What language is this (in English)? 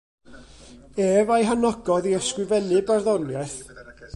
Welsh